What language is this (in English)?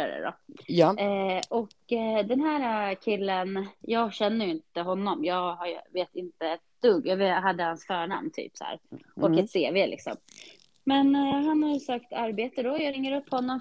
Swedish